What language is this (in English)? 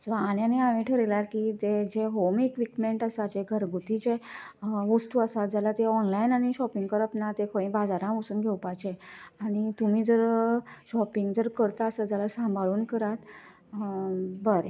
Konkani